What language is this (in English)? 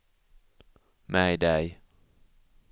Swedish